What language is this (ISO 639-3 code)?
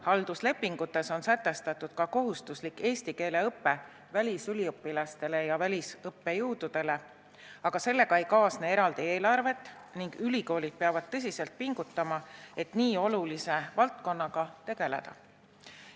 est